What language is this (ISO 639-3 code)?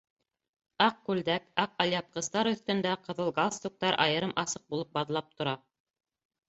bak